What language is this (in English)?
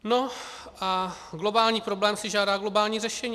Czech